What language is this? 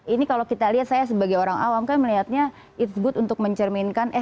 Indonesian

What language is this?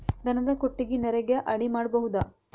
Kannada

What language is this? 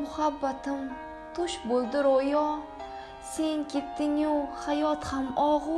Uzbek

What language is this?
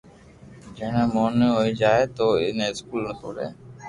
Loarki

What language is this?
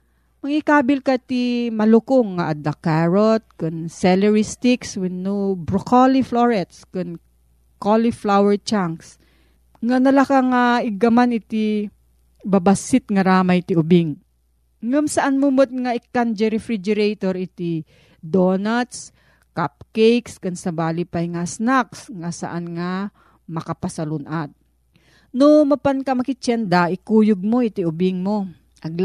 Filipino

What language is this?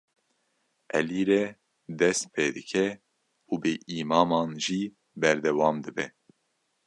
Kurdish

